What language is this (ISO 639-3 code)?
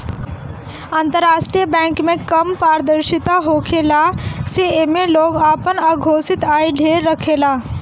bho